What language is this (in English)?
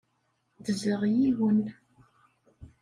Kabyle